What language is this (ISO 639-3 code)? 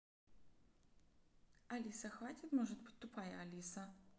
rus